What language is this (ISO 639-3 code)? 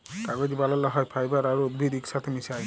ben